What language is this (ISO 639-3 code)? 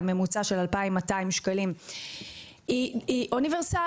heb